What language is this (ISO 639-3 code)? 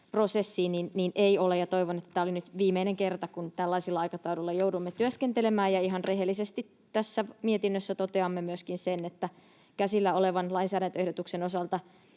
fin